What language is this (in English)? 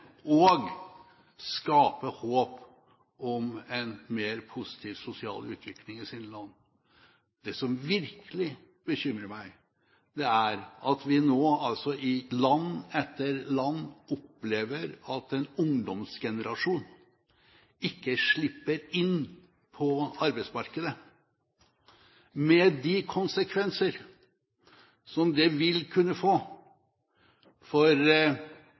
Norwegian Bokmål